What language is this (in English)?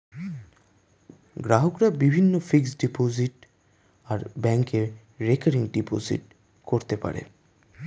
Bangla